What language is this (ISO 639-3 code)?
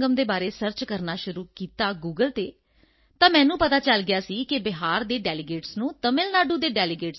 pan